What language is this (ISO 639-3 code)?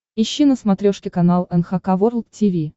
rus